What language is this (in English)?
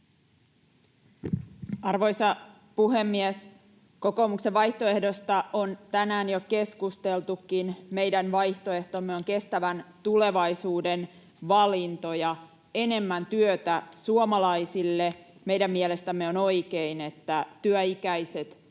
Finnish